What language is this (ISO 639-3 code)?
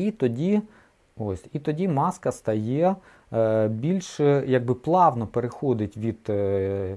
ukr